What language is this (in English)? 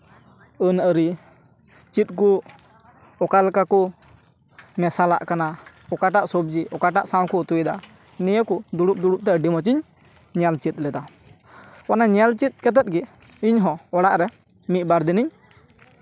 Santali